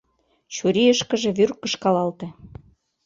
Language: Mari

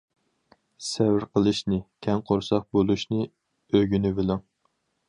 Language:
Uyghur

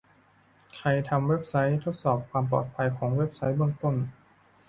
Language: Thai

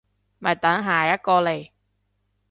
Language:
Cantonese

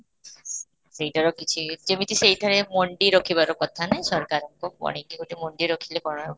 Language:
Odia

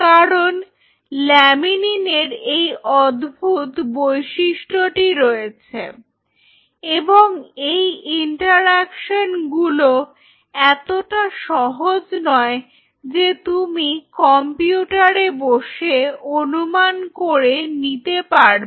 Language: Bangla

